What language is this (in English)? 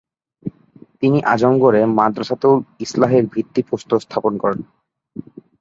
Bangla